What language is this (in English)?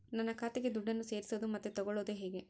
Kannada